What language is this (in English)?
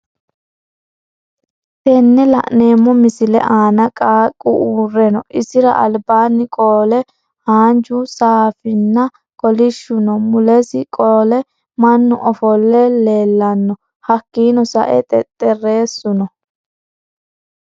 Sidamo